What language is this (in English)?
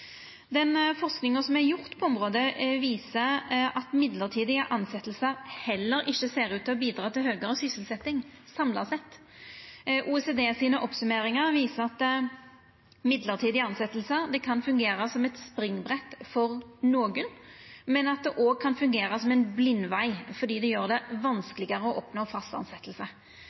Norwegian Nynorsk